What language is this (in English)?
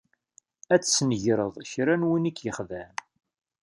Kabyle